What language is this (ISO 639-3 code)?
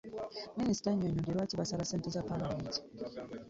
lug